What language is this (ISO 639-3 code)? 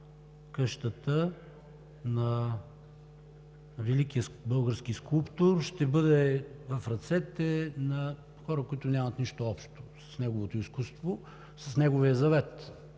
bul